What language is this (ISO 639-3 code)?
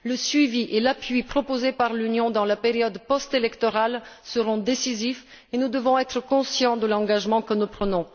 fra